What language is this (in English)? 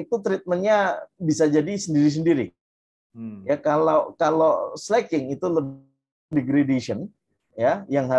Indonesian